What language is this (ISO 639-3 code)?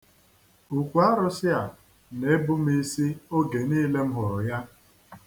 ibo